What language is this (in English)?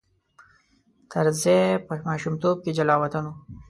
Pashto